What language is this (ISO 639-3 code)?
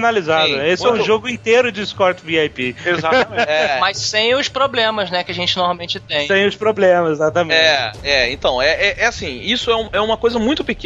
por